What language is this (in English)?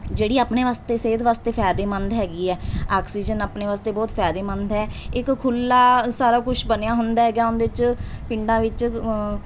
Punjabi